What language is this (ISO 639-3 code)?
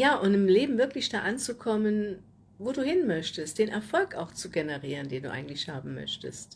deu